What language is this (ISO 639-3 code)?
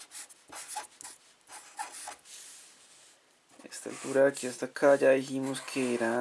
spa